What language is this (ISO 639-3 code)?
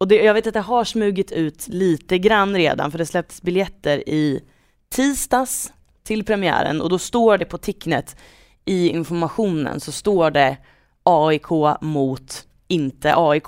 swe